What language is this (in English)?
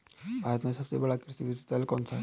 Hindi